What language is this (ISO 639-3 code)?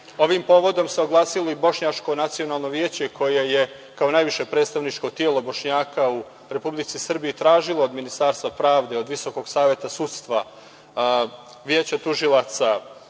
srp